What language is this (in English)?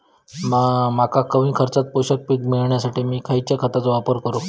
Marathi